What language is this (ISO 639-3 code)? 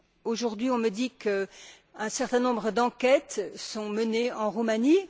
fra